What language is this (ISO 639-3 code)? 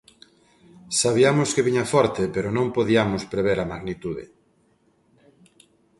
glg